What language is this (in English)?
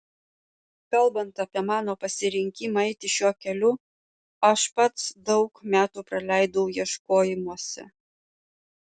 Lithuanian